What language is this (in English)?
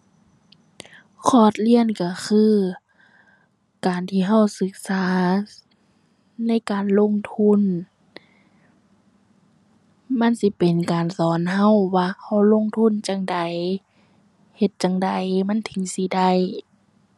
Thai